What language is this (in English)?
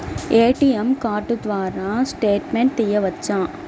Telugu